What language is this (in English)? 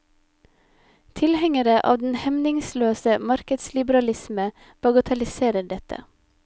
Norwegian